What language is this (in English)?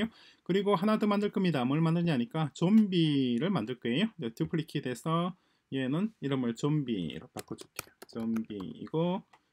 Korean